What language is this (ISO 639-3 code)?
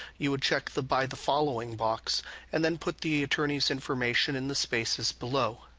eng